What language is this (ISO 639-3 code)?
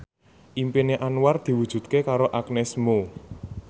jav